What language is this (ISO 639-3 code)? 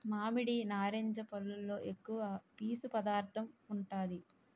tel